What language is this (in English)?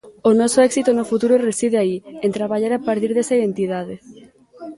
Galician